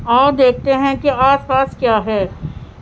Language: Urdu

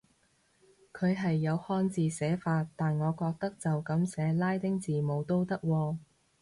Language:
Cantonese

